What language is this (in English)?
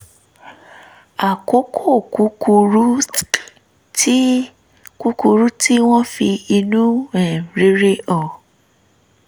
Yoruba